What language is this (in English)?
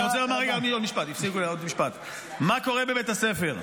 Hebrew